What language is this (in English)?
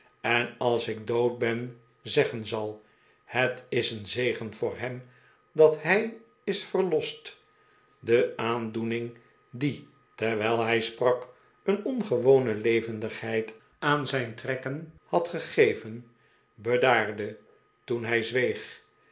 Dutch